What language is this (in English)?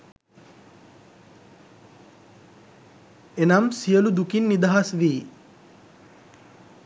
Sinhala